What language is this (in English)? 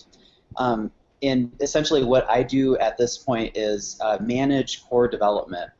English